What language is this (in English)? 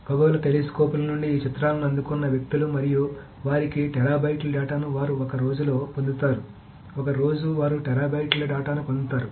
Telugu